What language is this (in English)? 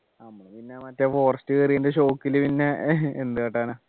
Malayalam